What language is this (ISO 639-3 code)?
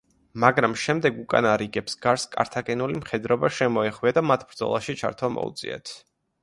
kat